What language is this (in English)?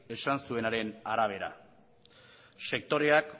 Basque